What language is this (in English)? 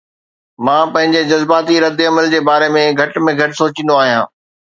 Sindhi